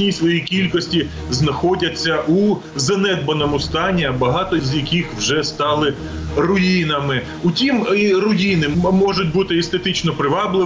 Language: Ukrainian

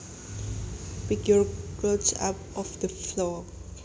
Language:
Javanese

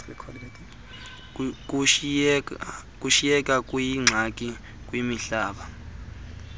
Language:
Xhosa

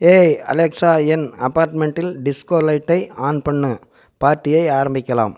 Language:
Tamil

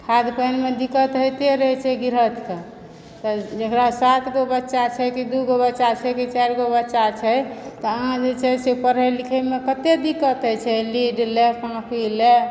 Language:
Maithili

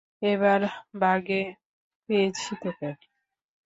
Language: Bangla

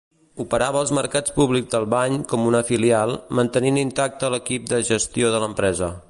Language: Catalan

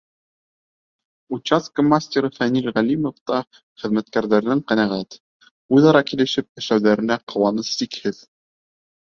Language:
Bashkir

